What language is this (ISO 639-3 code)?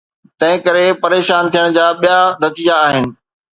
snd